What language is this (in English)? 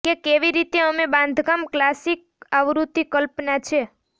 Gujarati